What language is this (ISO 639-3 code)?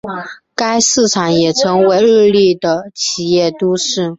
zho